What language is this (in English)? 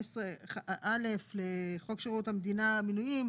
Hebrew